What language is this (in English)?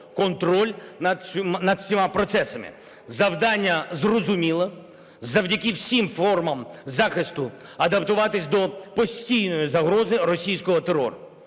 Ukrainian